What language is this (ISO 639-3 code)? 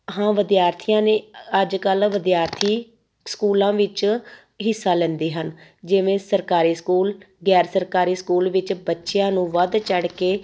pan